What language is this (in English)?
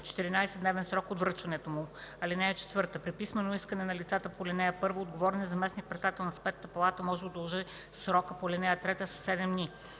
Bulgarian